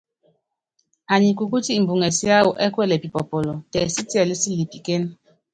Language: Yangben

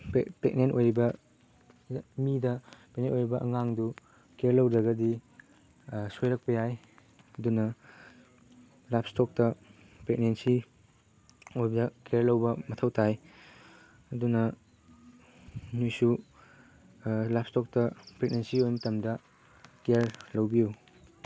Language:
Manipuri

